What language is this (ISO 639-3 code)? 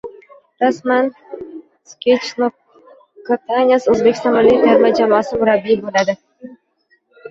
uzb